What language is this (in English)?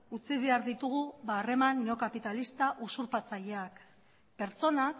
Basque